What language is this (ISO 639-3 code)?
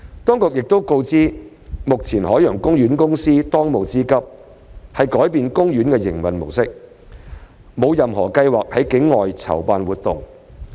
yue